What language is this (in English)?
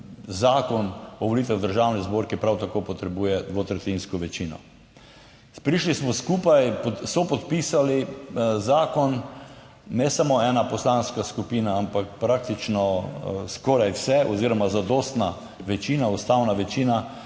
Slovenian